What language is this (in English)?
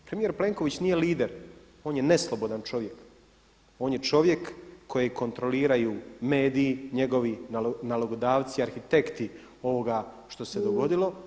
Croatian